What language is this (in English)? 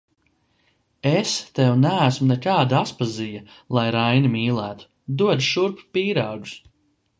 Latvian